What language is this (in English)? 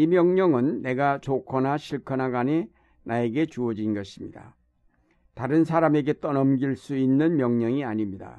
Korean